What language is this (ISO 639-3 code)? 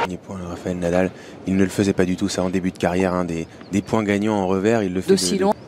fra